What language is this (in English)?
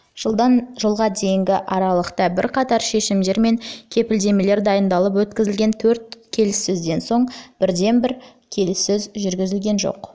Kazakh